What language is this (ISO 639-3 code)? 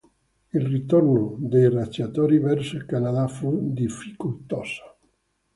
ita